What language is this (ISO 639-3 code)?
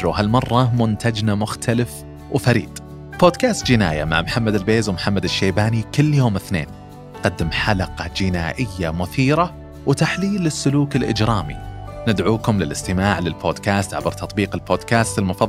ara